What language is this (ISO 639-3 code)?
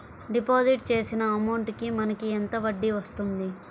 tel